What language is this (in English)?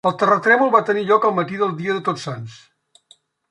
Catalan